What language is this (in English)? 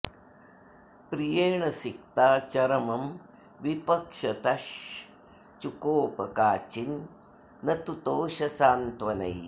Sanskrit